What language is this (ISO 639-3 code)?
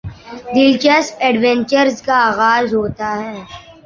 urd